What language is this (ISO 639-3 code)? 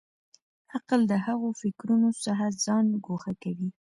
pus